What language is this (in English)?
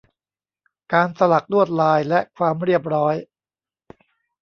Thai